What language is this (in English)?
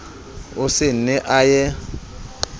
Southern Sotho